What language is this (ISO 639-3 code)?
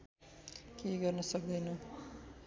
nep